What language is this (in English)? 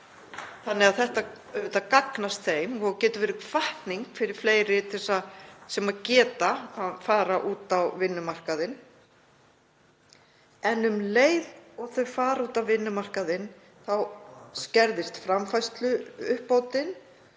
Icelandic